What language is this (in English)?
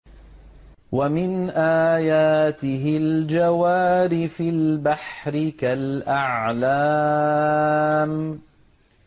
Arabic